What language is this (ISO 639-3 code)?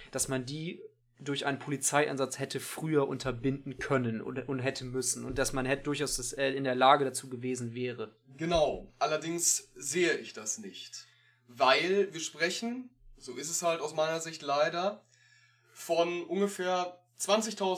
deu